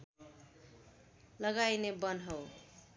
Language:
Nepali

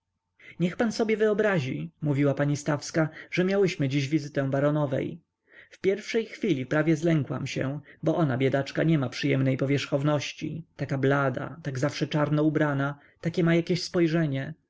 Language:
Polish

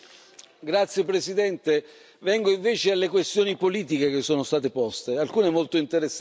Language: Italian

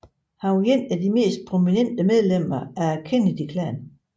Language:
Danish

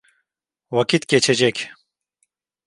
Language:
Turkish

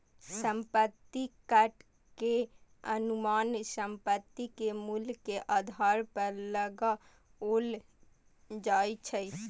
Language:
Maithili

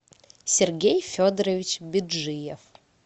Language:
Russian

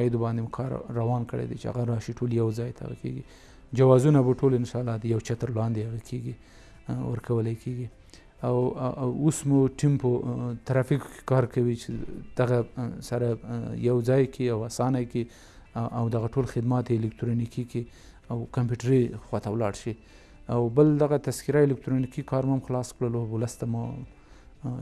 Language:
Persian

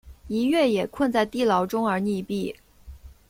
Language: Chinese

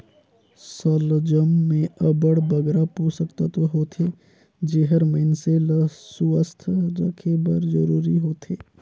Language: Chhattisgarhi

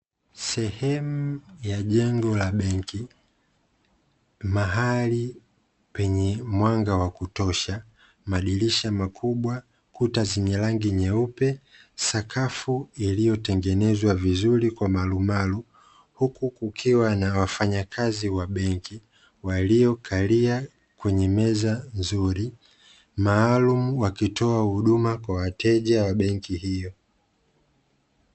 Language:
Swahili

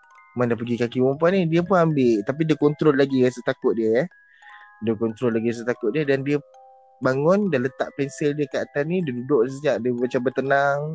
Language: Malay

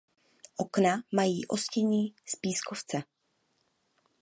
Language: Czech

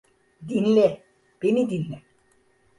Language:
Turkish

